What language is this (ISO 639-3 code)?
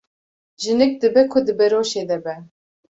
kur